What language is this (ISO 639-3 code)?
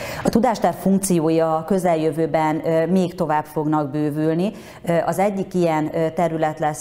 hun